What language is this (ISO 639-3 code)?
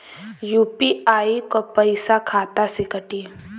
bho